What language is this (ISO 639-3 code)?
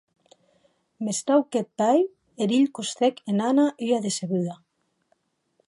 oci